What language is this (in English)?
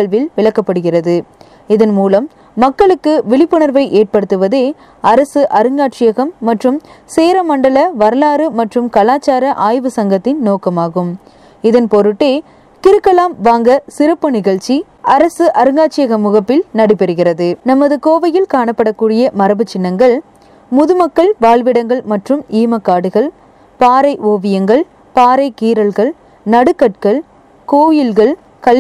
Tamil